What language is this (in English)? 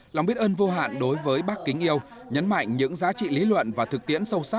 Vietnamese